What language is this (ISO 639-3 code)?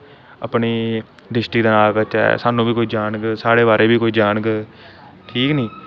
doi